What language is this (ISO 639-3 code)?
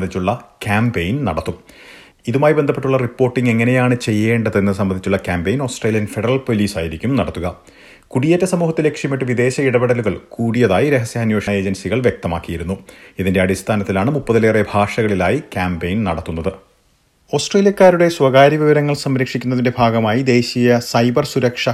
mal